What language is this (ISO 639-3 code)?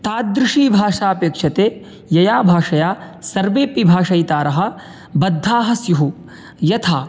san